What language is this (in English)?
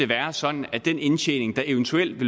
Danish